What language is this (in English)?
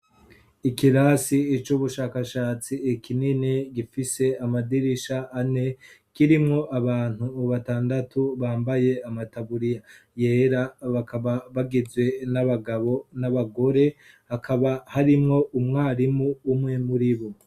Rundi